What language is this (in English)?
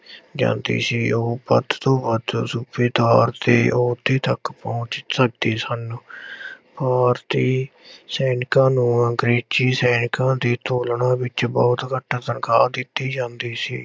Punjabi